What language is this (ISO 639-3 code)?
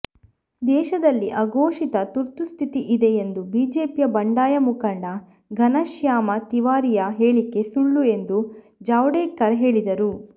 kan